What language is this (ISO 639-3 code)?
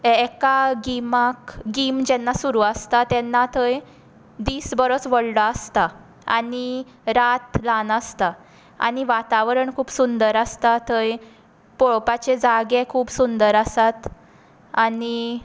kok